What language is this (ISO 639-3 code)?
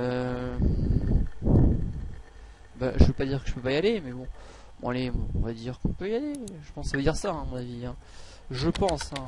fra